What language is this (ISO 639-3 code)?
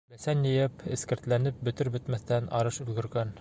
bak